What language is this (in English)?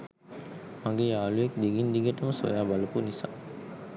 Sinhala